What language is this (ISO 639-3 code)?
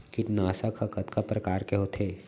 hne